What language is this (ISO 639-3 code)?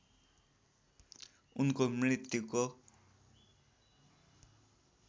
nep